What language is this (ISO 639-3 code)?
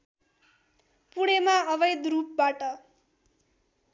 nep